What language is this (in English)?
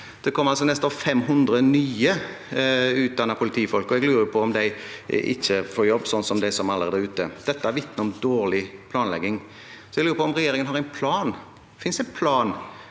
Norwegian